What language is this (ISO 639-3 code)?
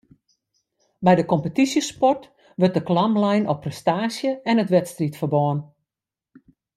fry